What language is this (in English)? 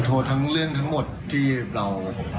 Thai